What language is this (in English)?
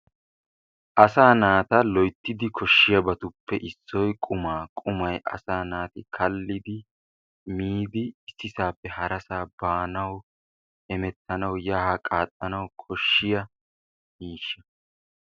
Wolaytta